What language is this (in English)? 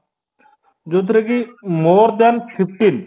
Odia